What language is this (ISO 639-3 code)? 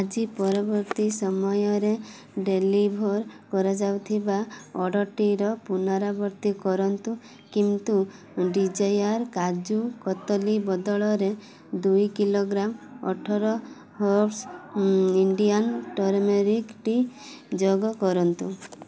ori